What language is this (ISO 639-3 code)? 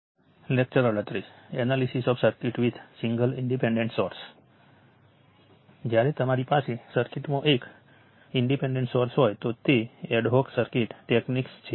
guj